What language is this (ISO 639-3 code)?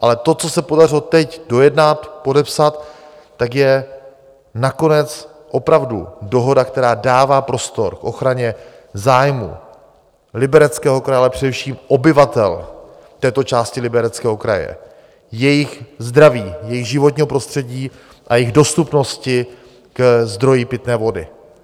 ces